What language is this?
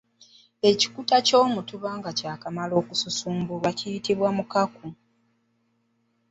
Ganda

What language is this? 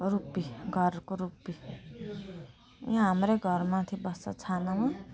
Nepali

